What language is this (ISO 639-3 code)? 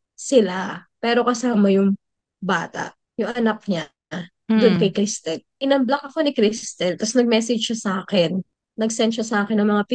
fil